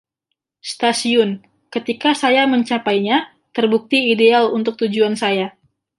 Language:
Indonesian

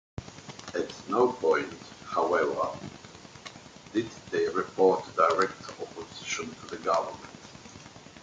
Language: English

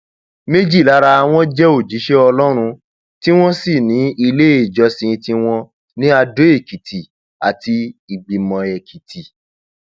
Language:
Yoruba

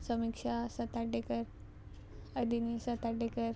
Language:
Konkani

